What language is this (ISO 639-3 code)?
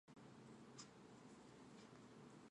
jpn